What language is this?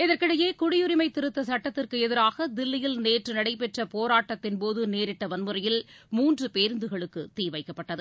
Tamil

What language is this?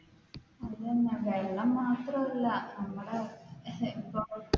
Malayalam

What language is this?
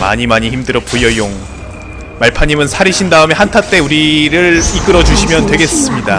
Korean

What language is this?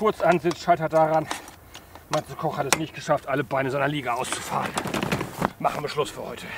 German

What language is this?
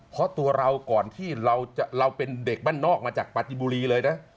Thai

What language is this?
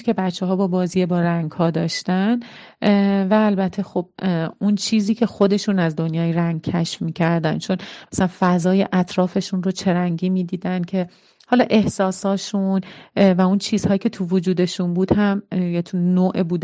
Persian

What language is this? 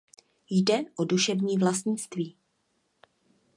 Czech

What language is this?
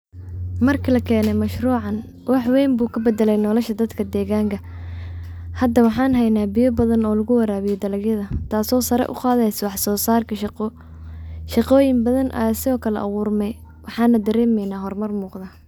Somali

